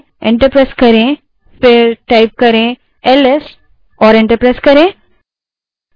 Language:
Hindi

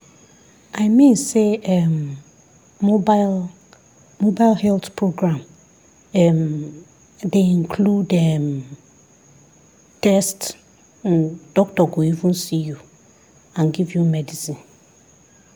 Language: Nigerian Pidgin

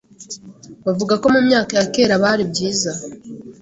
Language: Kinyarwanda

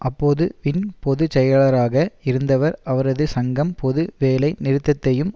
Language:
Tamil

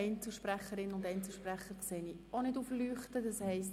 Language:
Swiss German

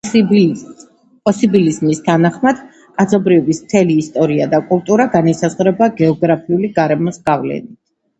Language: Georgian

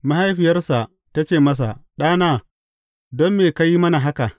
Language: Hausa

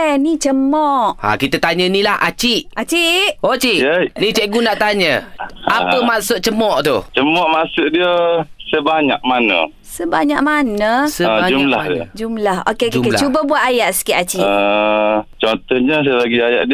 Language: Malay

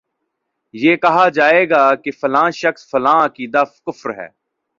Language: Urdu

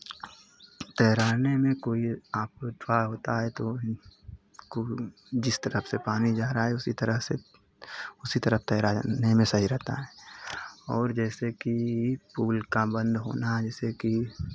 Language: Hindi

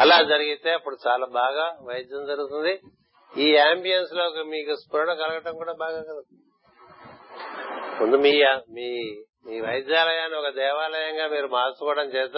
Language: Telugu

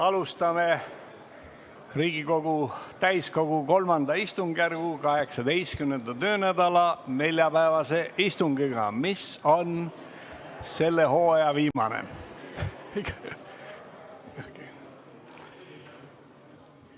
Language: Estonian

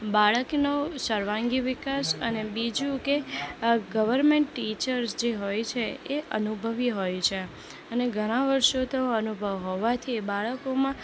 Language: Gujarati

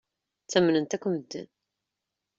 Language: Kabyle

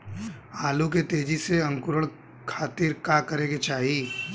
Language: Bhojpuri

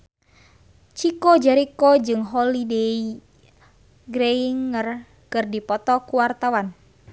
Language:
Sundanese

